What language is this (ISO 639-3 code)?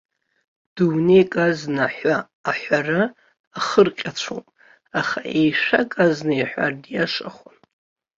abk